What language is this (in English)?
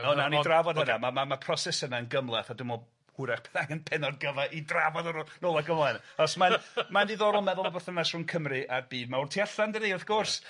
Welsh